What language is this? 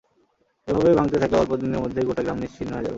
Bangla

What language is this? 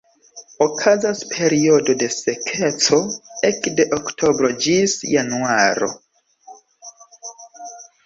Esperanto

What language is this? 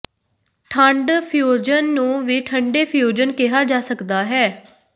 Punjabi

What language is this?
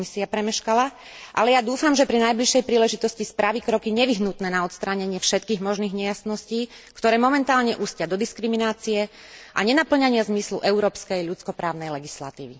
Slovak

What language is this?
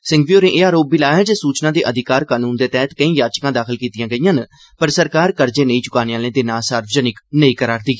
Dogri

